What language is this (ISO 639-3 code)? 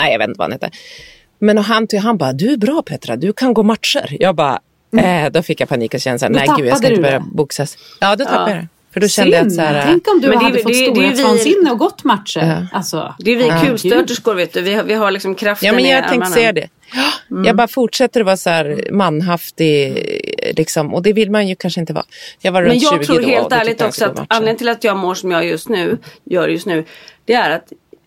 swe